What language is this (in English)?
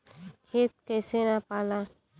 Bhojpuri